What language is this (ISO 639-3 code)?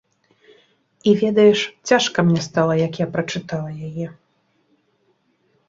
bel